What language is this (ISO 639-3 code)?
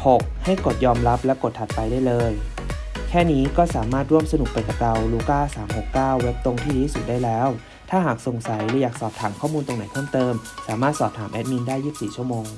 tha